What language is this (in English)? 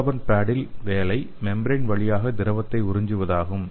Tamil